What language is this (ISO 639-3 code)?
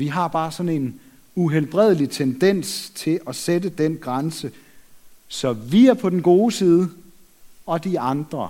dan